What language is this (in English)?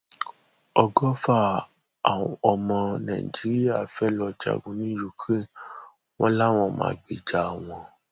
Yoruba